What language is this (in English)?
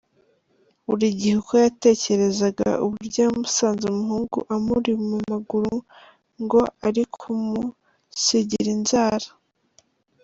Kinyarwanda